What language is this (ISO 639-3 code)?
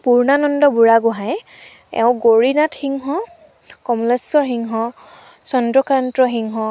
asm